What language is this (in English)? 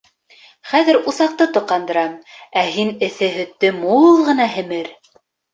Bashkir